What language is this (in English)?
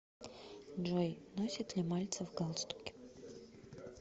Russian